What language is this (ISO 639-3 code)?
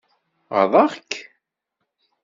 kab